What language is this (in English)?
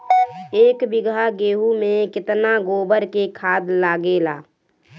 Bhojpuri